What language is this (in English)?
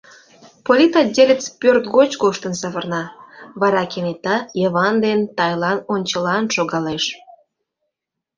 Mari